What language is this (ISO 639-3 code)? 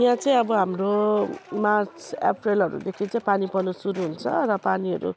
nep